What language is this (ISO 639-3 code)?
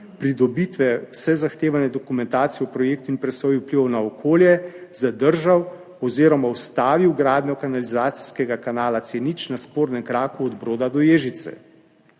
slv